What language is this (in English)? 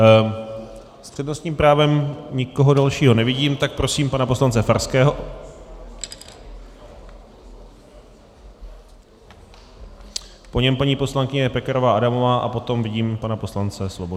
Czech